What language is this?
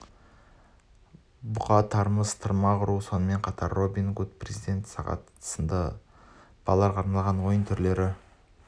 Kazakh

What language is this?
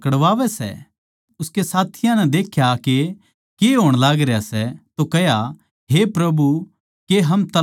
Haryanvi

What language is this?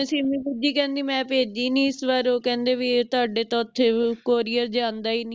Punjabi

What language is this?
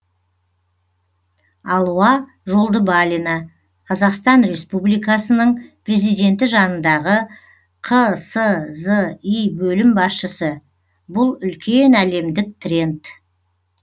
Kazakh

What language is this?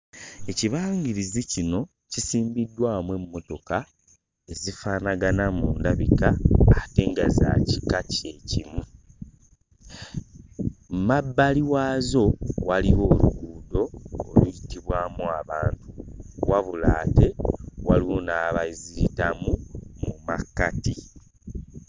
Ganda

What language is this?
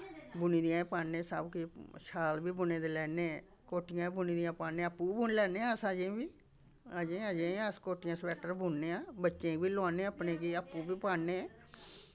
Dogri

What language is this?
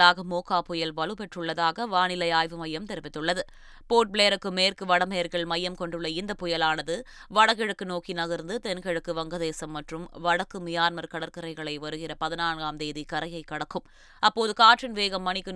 Tamil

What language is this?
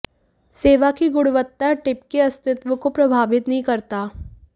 Hindi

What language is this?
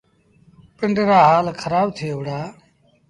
Sindhi Bhil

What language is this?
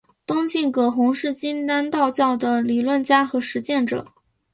Chinese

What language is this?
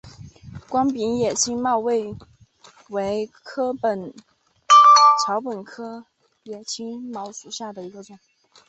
Chinese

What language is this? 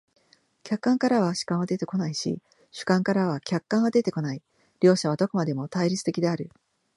Japanese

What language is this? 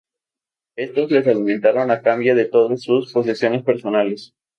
Spanish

